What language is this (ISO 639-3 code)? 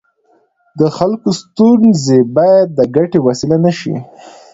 pus